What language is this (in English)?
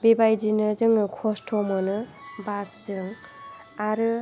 Bodo